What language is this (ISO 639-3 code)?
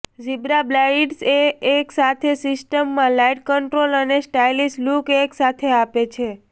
guj